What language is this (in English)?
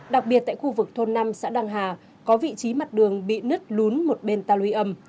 Vietnamese